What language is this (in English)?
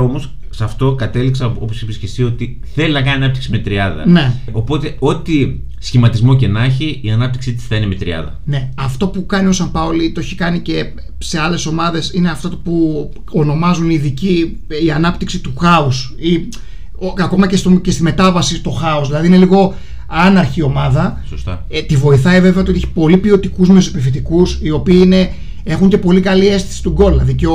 Greek